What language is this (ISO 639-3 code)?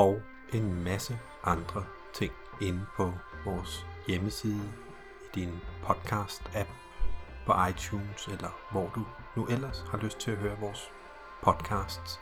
dan